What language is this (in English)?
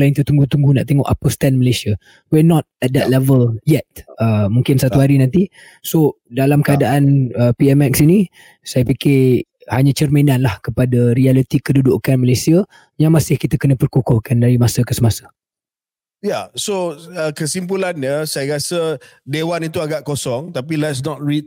Malay